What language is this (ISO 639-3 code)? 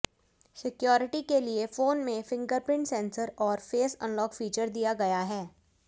hin